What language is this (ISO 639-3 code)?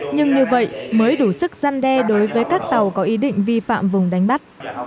vie